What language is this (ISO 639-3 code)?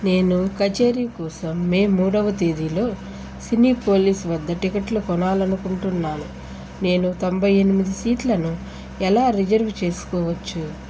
tel